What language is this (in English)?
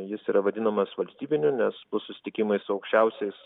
Lithuanian